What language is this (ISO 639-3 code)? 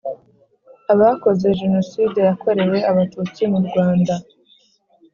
kin